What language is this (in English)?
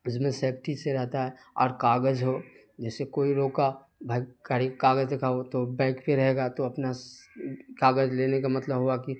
Urdu